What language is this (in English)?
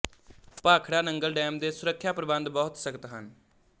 Punjabi